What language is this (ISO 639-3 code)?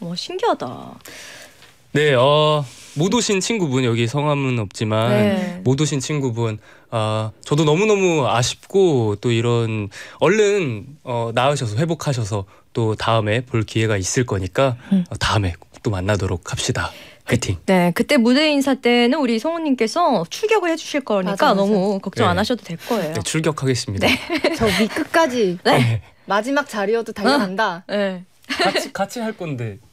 kor